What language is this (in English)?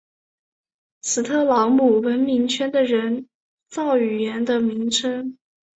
Chinese